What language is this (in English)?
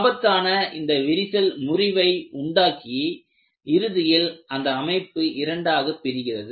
Tamil